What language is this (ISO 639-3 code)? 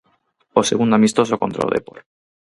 glg